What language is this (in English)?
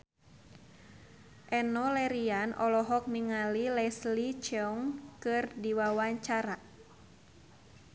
Sundanese